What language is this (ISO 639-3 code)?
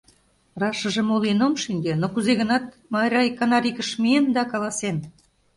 chm